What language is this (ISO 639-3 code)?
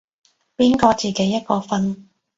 yue